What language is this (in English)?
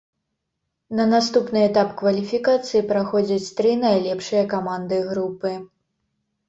Belarusian